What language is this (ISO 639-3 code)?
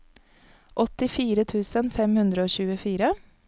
nor